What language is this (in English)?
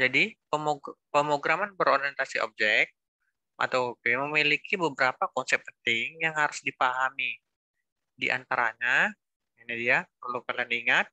Indonesian